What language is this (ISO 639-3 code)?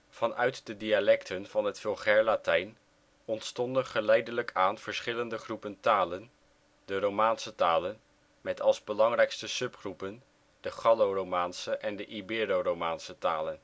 nld